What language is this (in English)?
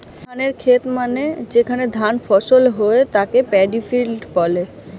Bangla